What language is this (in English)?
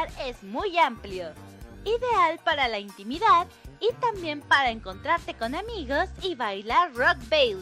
Spanish